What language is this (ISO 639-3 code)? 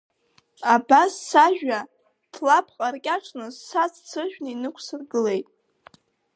abk